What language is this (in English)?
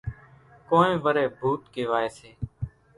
Kachi Koli